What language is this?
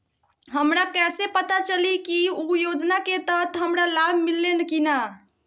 Magahi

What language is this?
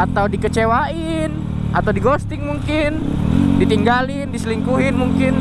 Indonesian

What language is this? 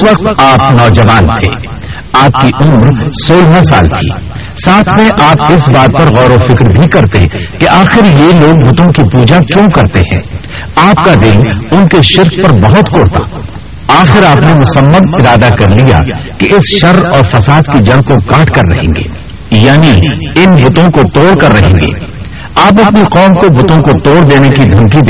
Urdu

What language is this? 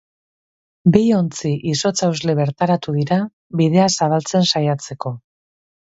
Basque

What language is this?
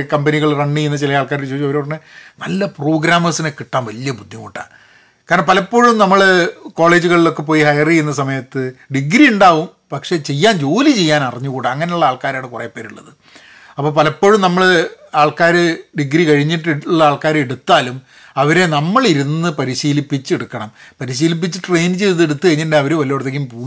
Malayalam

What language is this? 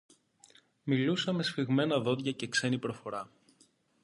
Greek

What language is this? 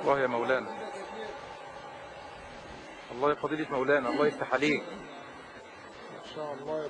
Arabic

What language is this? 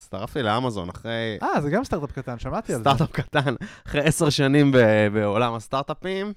Hebrew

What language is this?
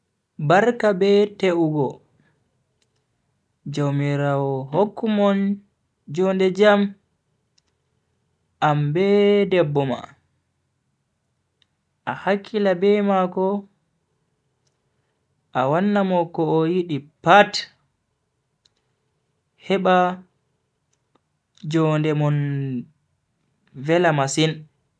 Bagirmi Fulfulde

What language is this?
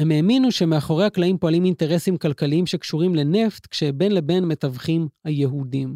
Hebrew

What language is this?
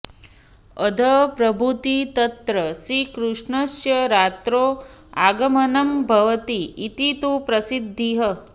Sanskrit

